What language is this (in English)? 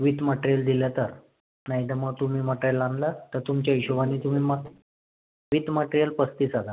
Marathi